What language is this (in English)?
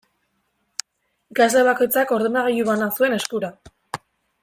Basque